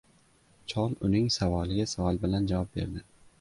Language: Uzbek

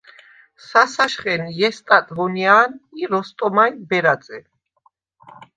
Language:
Svan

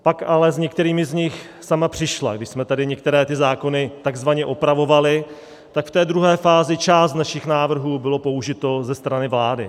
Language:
Czech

